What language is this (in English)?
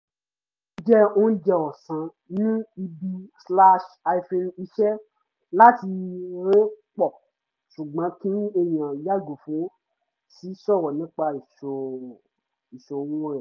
Yoruba